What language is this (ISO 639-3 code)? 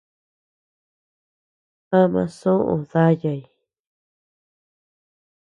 cux